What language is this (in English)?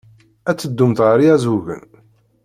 Kabyle